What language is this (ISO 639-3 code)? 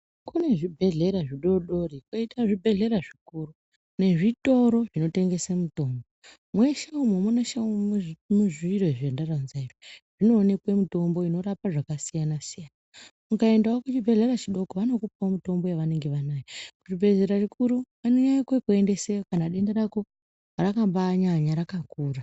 ndc